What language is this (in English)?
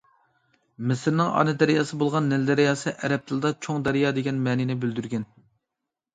Uyghur